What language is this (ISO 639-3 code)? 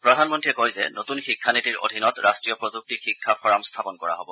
asm